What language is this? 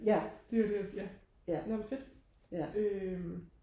Danish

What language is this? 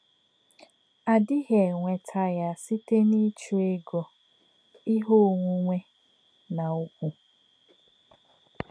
Igbo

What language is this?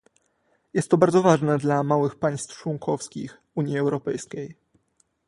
Polish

